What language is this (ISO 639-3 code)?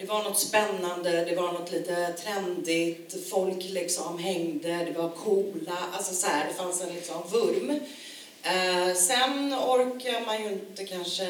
swe